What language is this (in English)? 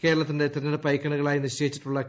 Malayalam